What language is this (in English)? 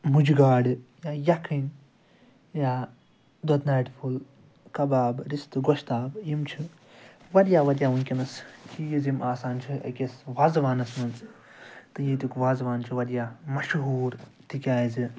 Kashmiri